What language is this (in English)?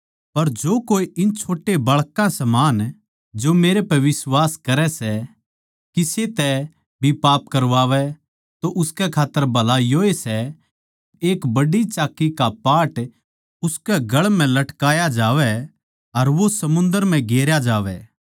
Haryanvi